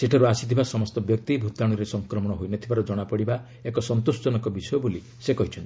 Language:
Odia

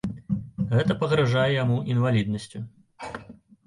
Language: Belarusian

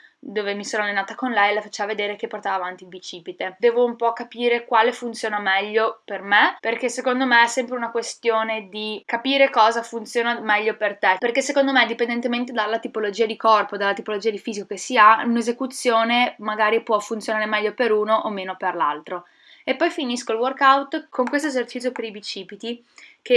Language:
Italian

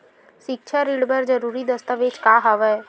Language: Chhattisgarhi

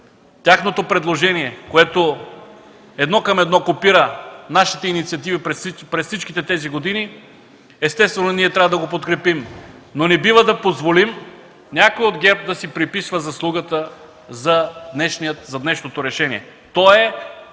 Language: Bulgarian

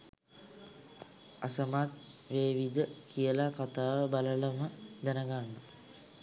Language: Sinhala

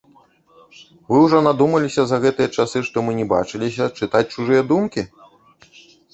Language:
Belarusian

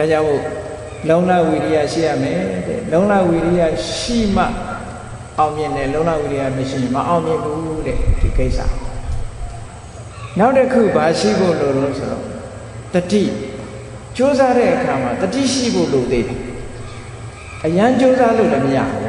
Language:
Vietnamese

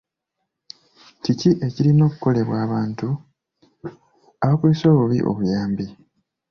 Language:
Ganda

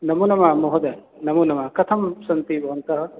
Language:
Sanskrit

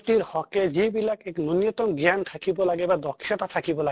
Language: Assamese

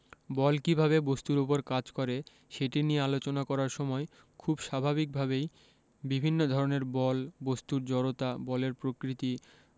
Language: Bangla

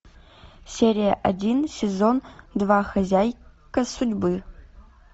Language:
Russian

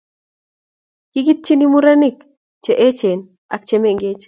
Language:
Kalenjin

